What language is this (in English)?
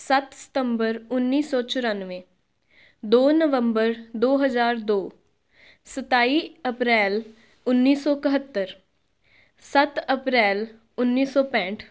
Punjabi